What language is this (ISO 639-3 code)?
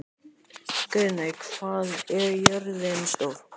isl